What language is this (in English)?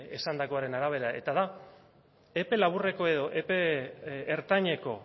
Basque